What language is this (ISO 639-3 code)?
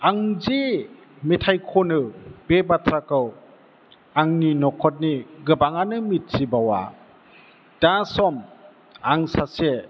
brx